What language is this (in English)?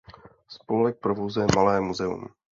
Czech